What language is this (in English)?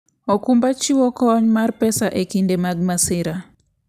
Luo (Kenya and Tanzania)